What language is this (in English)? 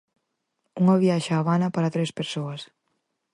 Galician